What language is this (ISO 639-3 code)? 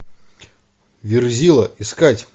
rus